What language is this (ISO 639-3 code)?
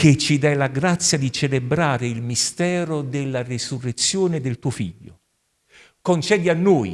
ita